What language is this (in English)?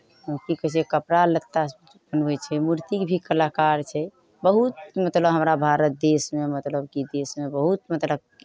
Maithili